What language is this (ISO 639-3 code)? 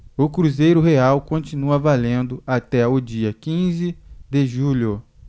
por